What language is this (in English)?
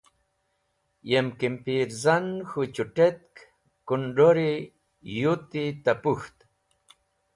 Wakhi